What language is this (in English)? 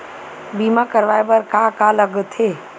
Chhattisgarhi